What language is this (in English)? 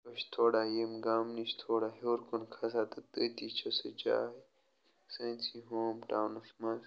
Kashmiri